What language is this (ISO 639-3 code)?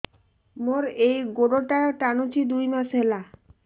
ori